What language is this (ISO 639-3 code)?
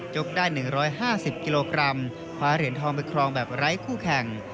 tha